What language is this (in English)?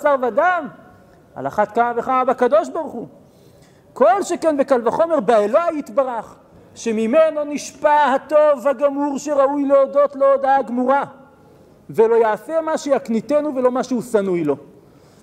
Hebrew